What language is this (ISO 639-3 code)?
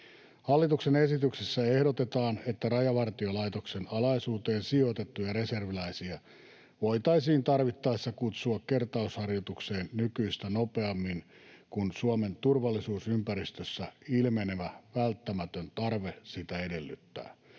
fin